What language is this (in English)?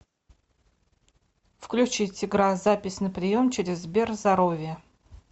Russian